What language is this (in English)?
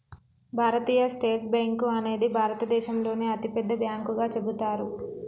Telugu